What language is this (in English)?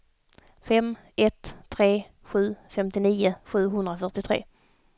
Swedish